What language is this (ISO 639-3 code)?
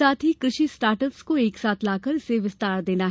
hin